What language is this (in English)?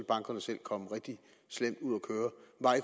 Danish